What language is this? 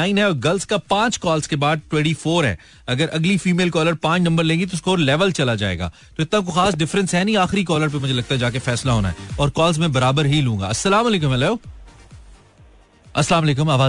Hindi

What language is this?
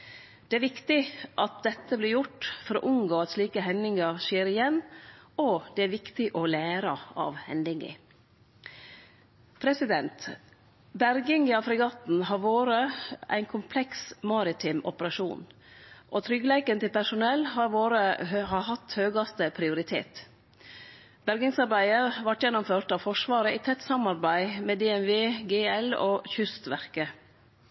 Norwegian Nynorsk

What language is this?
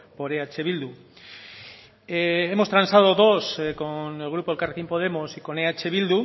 Spanish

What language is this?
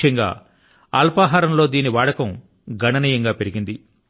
Telugu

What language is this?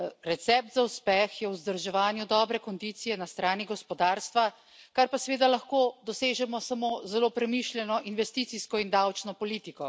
Slovenian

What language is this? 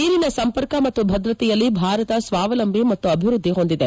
Kannada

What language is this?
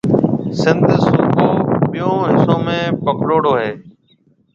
Marwari (Pakistan)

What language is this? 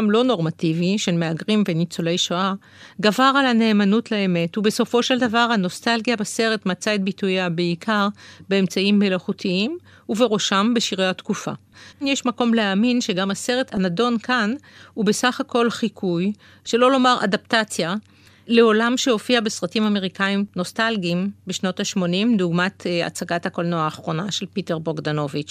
Hebrew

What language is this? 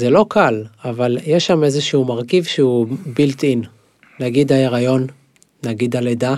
Hebrew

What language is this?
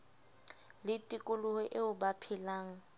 Southern Sotho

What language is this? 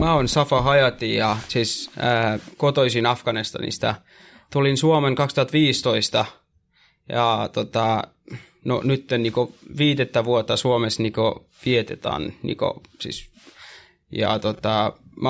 Finnish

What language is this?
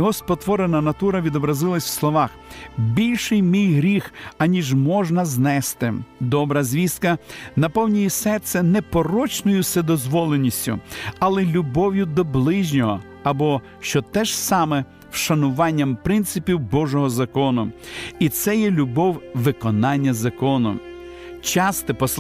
Ukrainian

